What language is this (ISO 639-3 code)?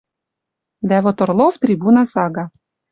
mrj